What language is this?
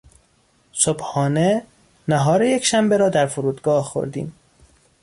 Persian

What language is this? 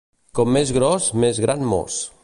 Catalan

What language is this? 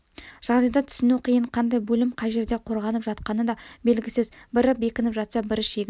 Kazakh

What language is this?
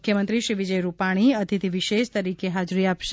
Gujarati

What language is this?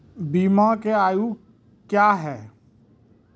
Maithili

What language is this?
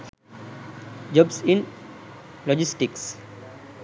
Sinhala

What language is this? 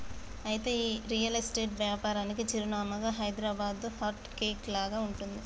Telugu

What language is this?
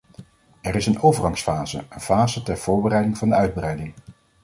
Dutch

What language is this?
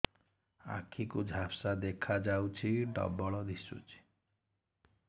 Odia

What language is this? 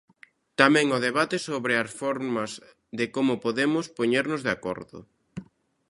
Galician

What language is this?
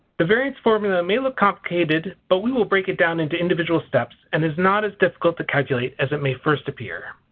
English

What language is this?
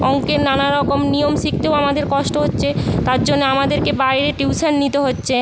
Bangla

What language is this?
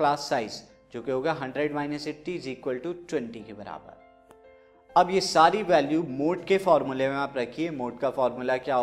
Hindi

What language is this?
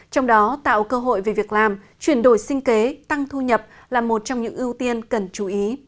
Vietnamese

